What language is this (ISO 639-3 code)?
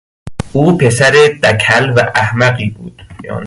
fas